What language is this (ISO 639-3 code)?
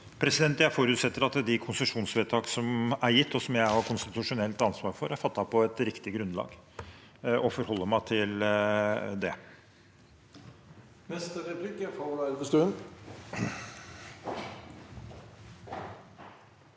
nor